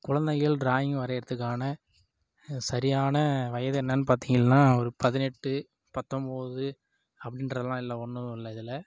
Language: Tamil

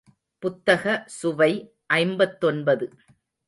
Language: Tamil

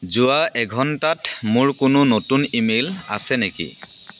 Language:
Assamese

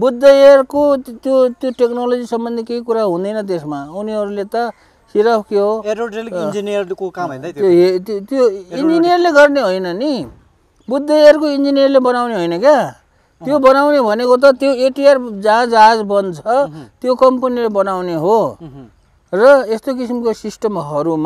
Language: Korean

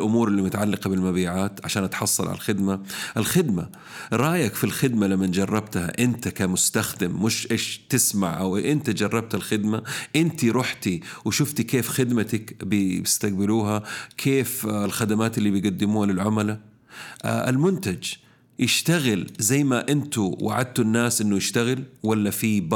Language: Arabic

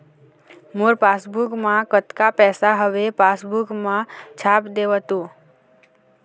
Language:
Chhattisgarhi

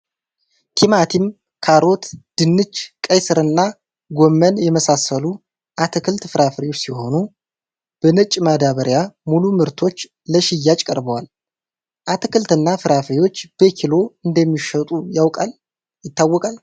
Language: Amharic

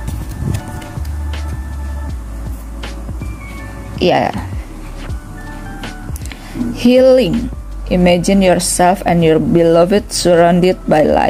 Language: Indonesian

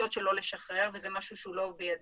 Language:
Hebrew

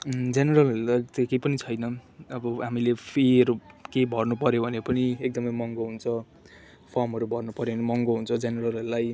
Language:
Nepali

